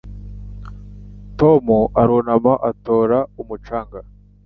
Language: Kinyarwanda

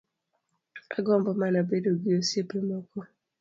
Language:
Luo (Kenya and Tanzania)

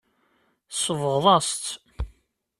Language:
Kabyle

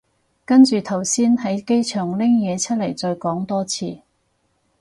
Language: Cantonese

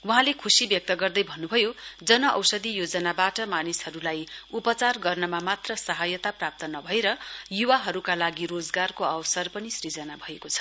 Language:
Nepali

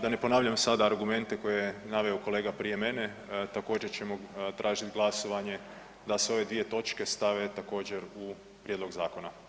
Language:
Croatian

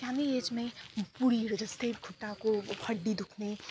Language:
Nepali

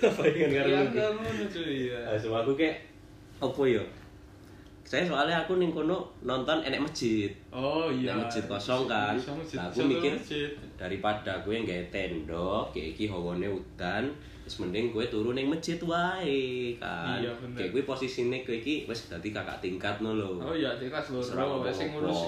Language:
Indonesian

